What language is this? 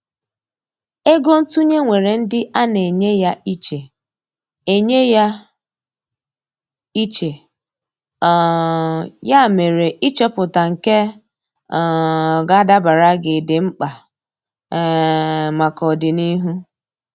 Igbo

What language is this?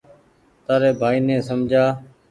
Goaria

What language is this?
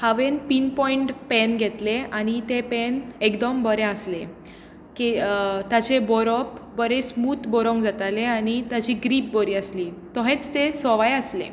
Konkani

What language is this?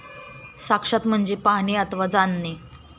Marathi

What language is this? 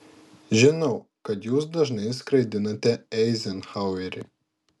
Lithuanian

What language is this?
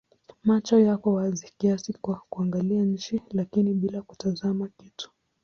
Swahili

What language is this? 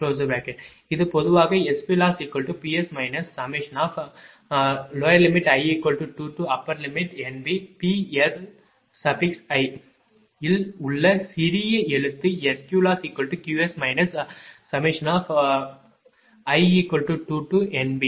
Tamil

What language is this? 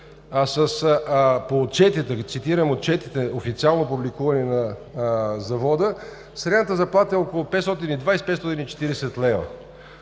Bulgarian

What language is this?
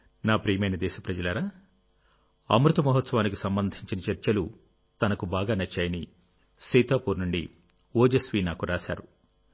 Telugu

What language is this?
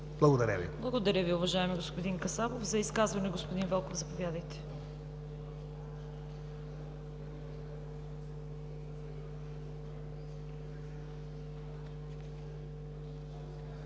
Bulgarian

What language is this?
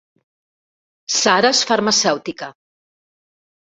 Catalan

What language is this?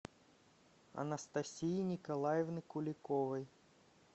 Russian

